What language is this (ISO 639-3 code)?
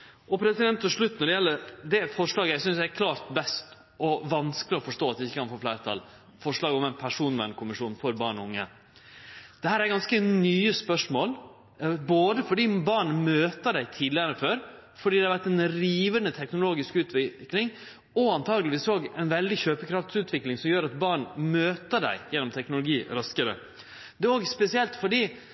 nno